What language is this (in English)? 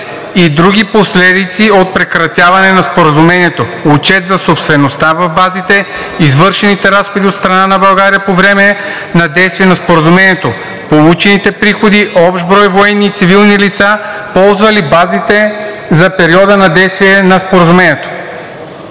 Bulgarian